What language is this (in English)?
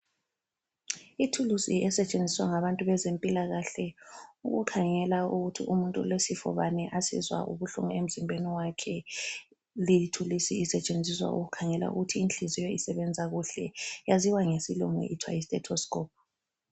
North Ndebele